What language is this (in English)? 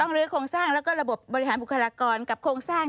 Thai